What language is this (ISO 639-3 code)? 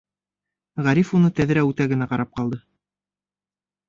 bak